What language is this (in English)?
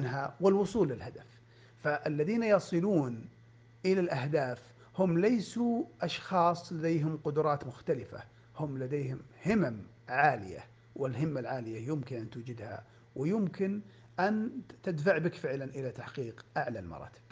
Arabic